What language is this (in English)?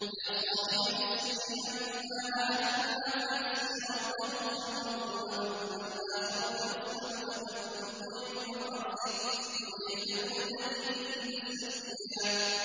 Arabic